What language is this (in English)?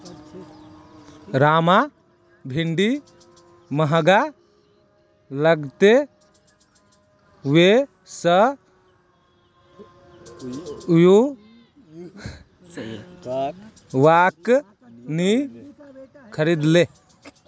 Magahi